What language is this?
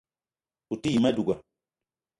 Eton (Cameroon)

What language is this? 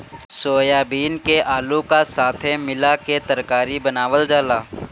Bhojpuri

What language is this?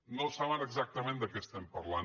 Catalan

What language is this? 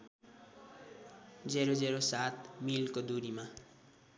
Nepali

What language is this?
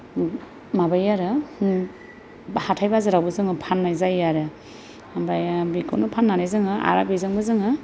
Bodo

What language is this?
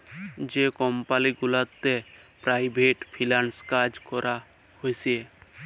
Bangla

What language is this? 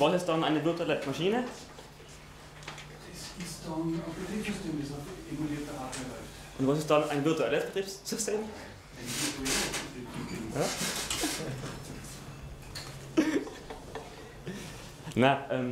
German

